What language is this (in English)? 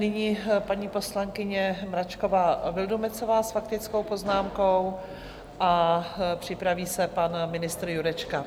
Czech